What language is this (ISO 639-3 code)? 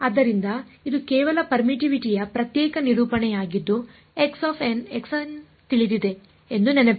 kan